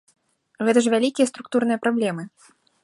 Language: Belarusian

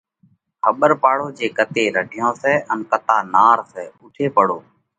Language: Parkari Koli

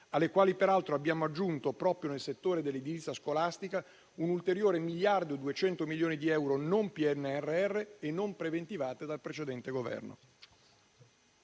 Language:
Italian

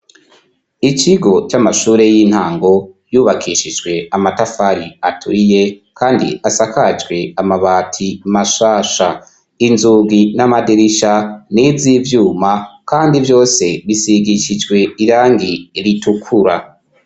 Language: Rundi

